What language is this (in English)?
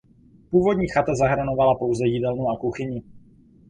Czech